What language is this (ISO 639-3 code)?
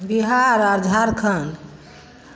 mai